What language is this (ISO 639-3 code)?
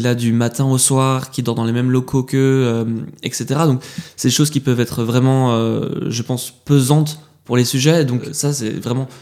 fra